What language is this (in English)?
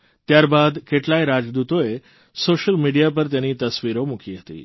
Gujarati